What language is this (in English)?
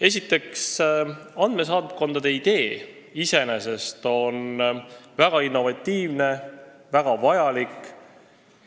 Estonian